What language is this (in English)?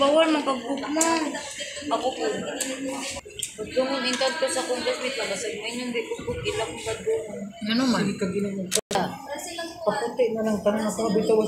Filipino